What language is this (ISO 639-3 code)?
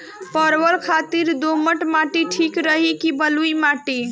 bho